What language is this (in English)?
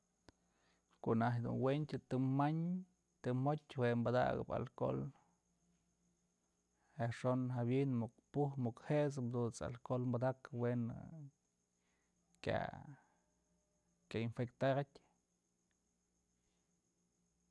Mazatlán Mixe